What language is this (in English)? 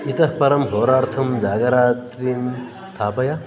Sanskrit